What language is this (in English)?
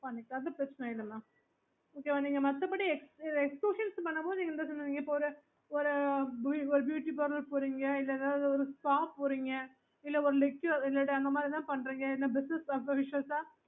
Tamil